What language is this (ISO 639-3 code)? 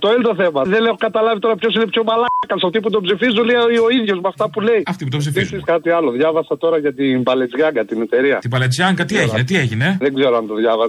ell